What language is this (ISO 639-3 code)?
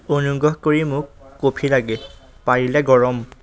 asm